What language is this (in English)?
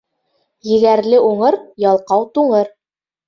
Bashkir